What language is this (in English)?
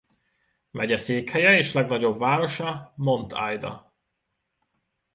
Hungarian